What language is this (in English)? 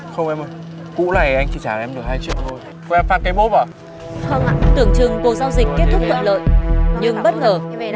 Vietnamese